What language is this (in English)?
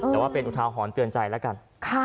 Thai